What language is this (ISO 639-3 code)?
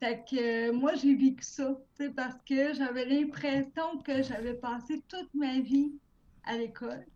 fra